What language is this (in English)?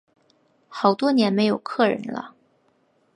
Chinese